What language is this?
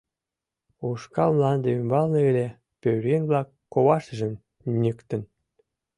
Mari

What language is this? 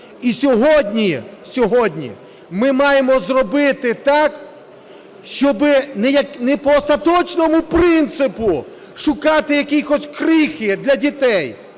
Ukrainian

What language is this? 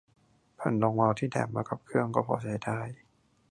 Thai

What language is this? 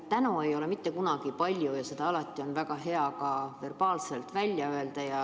Estonian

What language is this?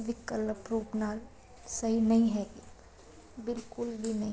Punjabi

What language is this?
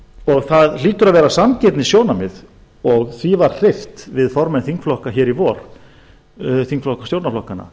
Icelandic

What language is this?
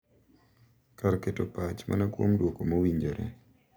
Luo (Kenya and Tanzania)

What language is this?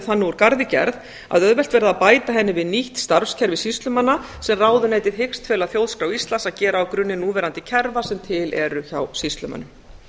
Icelandic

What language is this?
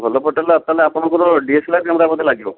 Odia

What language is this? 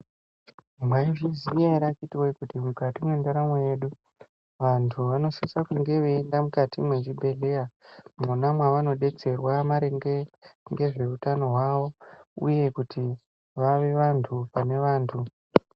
Ndau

